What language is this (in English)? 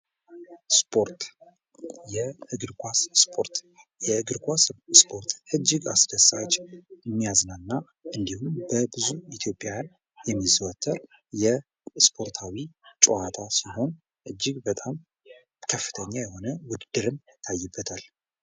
Amharic